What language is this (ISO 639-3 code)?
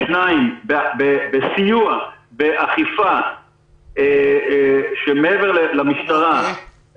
heb